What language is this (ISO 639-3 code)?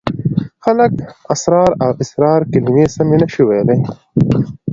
pus